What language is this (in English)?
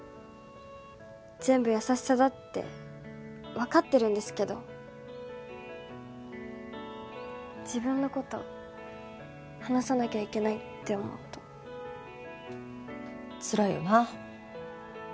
Japanese